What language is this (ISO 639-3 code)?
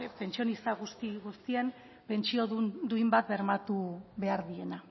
eus